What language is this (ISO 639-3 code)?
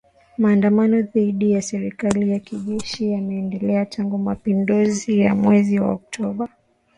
swa